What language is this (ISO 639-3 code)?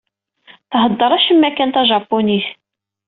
kab